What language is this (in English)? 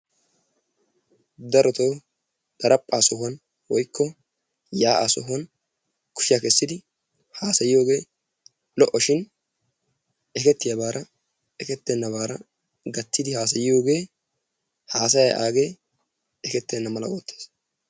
Wolaytta